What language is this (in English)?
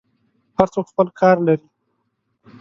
Pashto